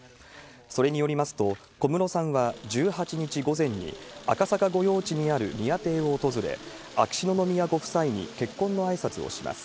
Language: Japanese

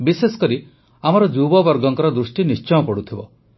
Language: Odia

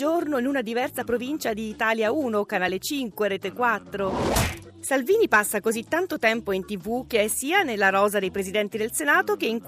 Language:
Italian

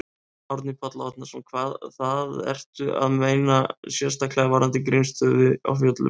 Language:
Icelandic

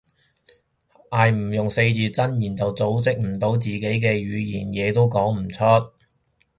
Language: Cantonese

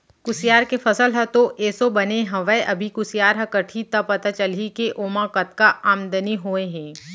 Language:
Chhattisgarhi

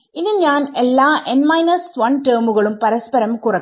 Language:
Malayalam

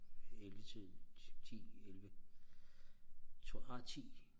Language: Danish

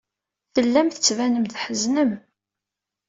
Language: Kabyle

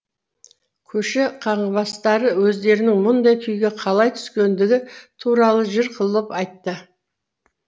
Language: Kazakh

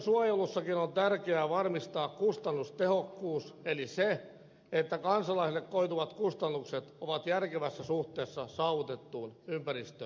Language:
Finnish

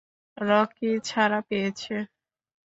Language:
Bangla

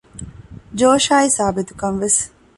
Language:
Divehi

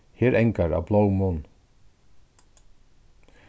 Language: Faroese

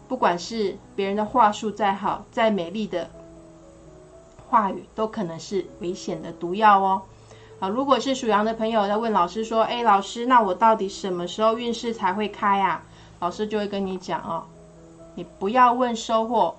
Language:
Chinese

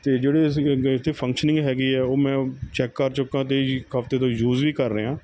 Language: Punjabi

